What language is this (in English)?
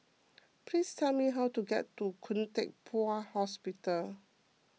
English